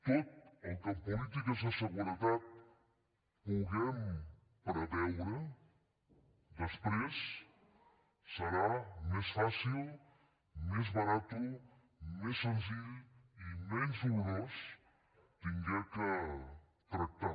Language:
Catalan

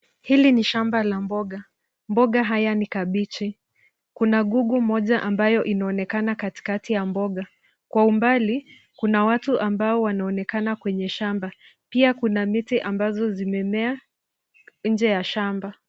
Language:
Swahili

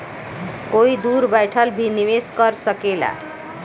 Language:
Bhojpuri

